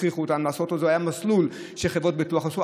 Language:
Hebrew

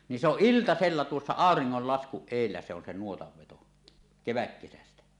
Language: Finnish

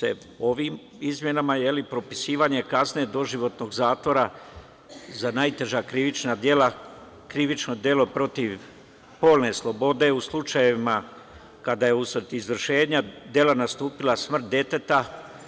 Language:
Serbian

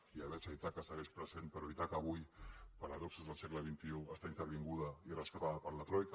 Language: Catalan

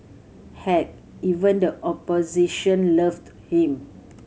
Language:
English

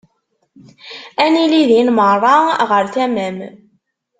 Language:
Kabyle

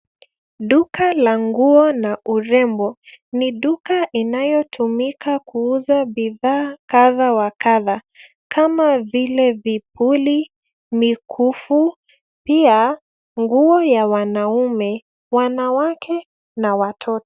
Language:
Swahili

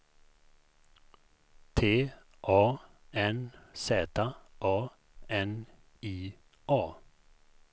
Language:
Swedish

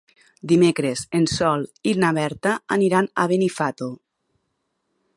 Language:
Catalan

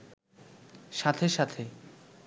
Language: Bangla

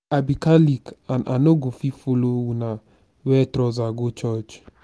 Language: Nigerian Pidgin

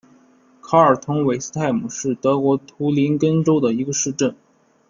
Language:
Chinese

